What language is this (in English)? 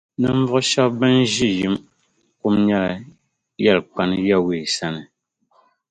Dagbani